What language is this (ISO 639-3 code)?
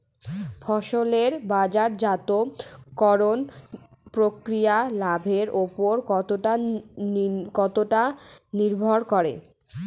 ben